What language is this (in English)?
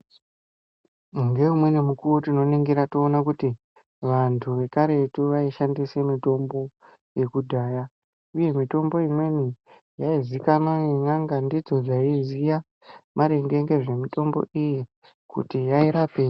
Ndau